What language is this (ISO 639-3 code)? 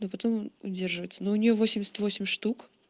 rus